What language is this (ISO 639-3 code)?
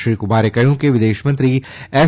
guj